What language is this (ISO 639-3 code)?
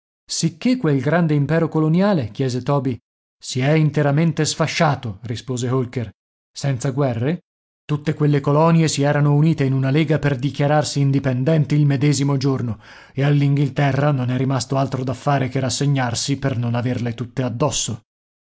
ita